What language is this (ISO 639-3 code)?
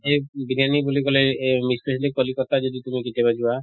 asm